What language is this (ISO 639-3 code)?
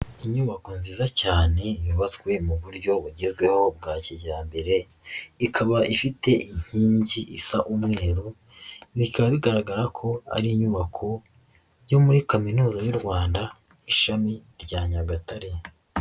kin